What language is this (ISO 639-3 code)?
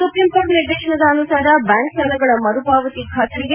kan